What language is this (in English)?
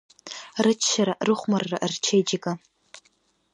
Abkhazian